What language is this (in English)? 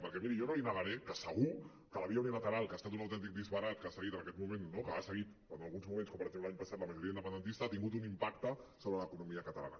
Catalan